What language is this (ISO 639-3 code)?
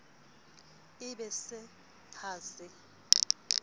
sot